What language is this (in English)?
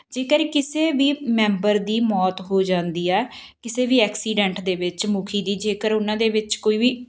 Punjabi